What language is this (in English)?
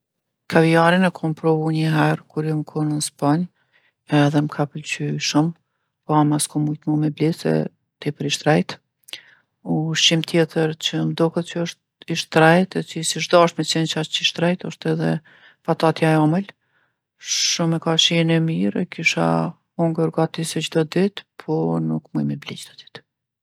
Gheg Albanian